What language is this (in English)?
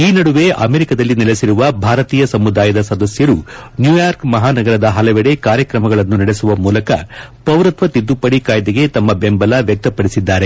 Kannada